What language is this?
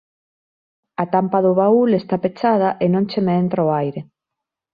Galician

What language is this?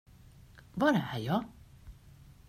Swedish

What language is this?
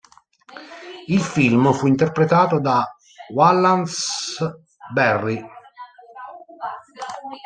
Italian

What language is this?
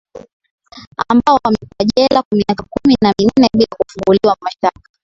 Swahili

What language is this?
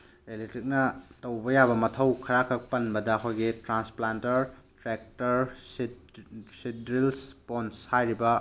Manipuri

